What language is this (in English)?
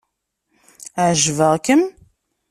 Kabyle